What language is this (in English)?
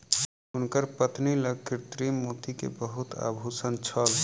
Maithili